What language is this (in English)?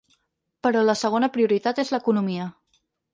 Catalan